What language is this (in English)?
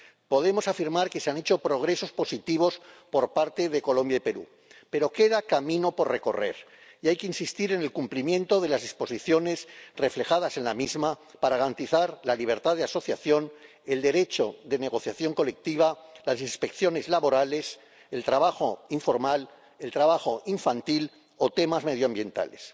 Spanish